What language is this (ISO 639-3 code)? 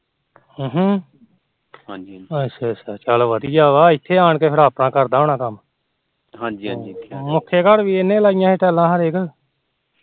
pan